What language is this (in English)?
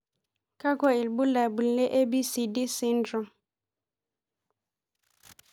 Masai